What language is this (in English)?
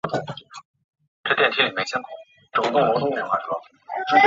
Chinese